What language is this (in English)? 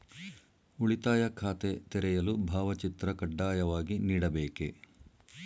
Kannada